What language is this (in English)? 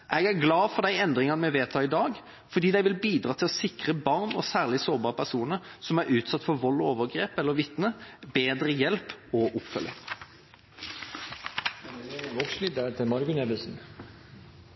Norwegian Bokmål